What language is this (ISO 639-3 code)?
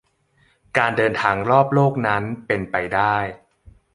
tha